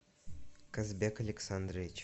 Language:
Russian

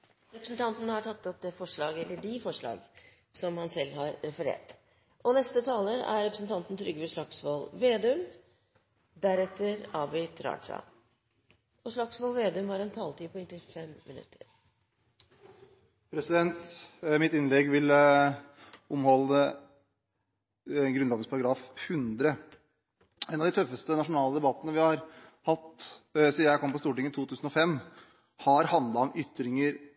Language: Norwegian Bokmål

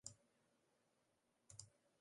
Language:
Western Frisian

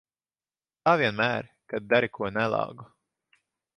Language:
Latvian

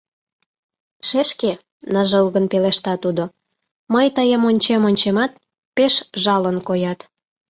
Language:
Mari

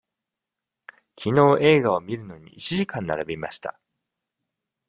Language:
Japanese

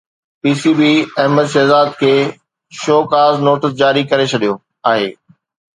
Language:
Sindhi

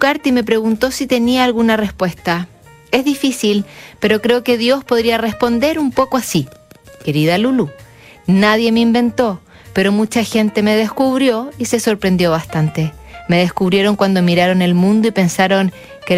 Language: Spanish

